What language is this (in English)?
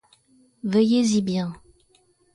French